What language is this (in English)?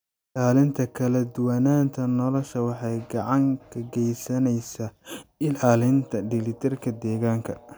Somali